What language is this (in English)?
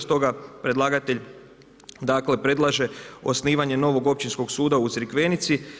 Croatian